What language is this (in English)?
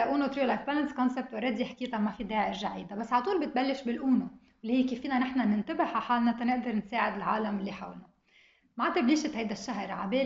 Arabic